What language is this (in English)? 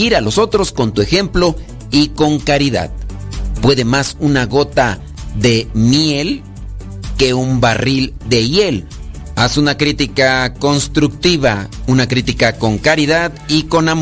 Spanish